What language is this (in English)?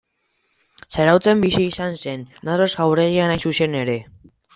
Basque